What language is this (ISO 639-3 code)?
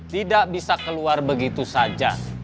ind